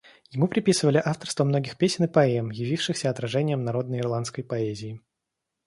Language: Russian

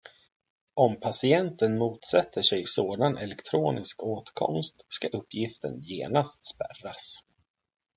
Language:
Swedish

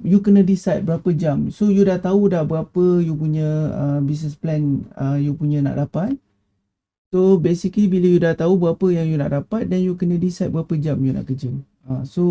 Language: Malay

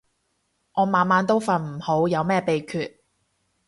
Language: Cantonese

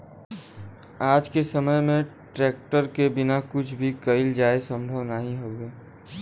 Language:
Bhojpuri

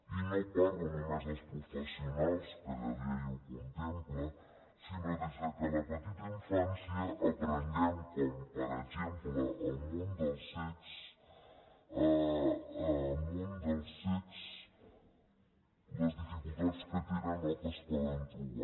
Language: Catalan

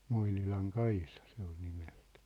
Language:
Finnish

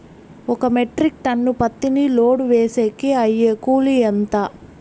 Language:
Telugu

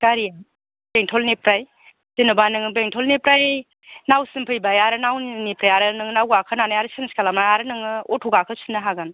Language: Bodo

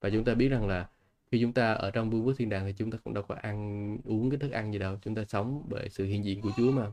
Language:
Vietnamese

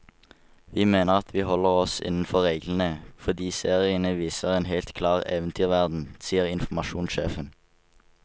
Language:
Norwegian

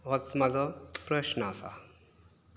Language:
Konkani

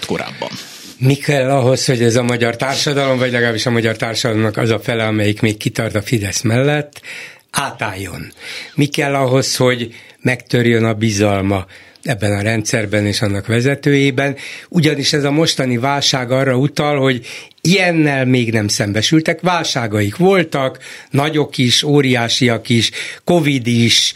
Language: Hungarian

